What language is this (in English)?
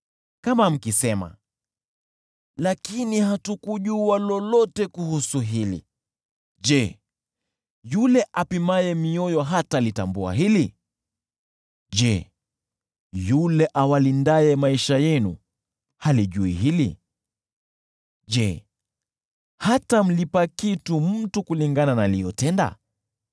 Swahili